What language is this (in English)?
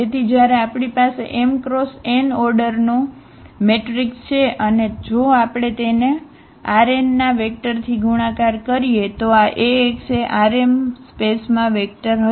Gujarati